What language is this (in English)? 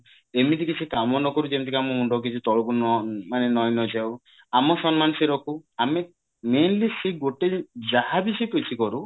Odia